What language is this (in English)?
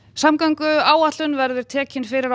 Icelandic